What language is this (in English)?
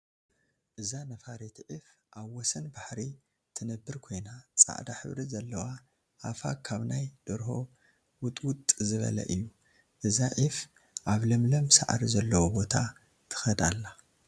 Tigrinya